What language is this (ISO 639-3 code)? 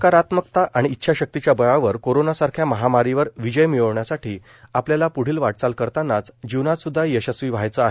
mar